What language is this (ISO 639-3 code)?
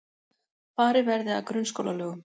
isl